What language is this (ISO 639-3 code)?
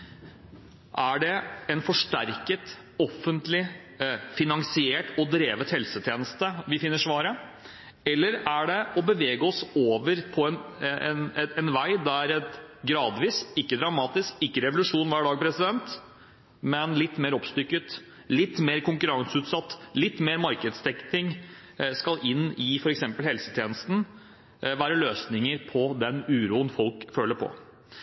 nob